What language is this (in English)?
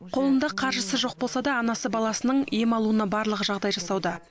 Kazakh